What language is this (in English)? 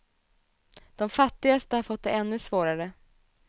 Swedish